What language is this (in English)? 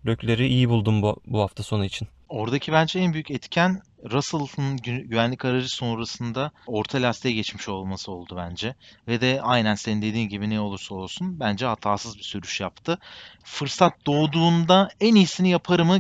Turkish